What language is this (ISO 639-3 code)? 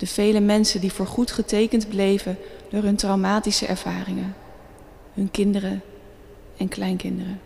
nld